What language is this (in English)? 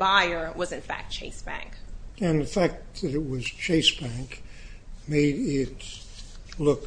English